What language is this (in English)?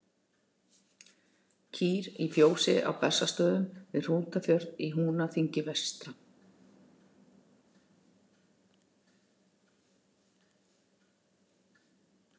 Icelandic